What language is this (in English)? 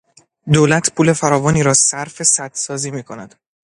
Persian